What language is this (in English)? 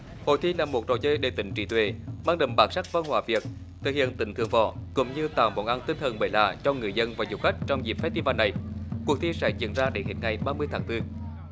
Vietnamese